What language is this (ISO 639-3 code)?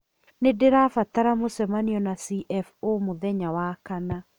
kik